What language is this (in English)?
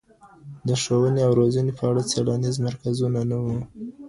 Pashto